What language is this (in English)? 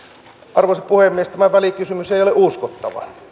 Finnish